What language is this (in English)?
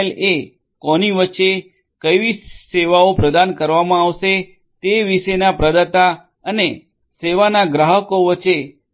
Gujarati